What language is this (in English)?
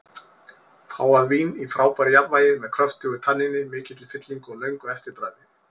Icelandic